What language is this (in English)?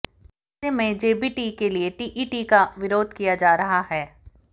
Hindi